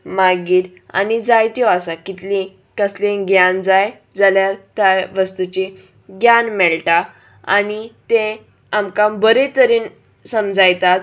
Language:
Konkani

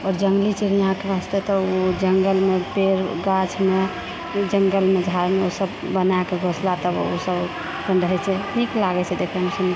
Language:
Maithili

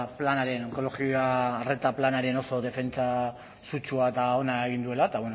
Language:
Basque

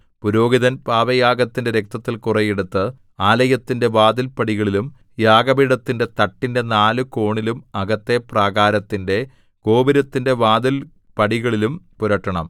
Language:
Malayalam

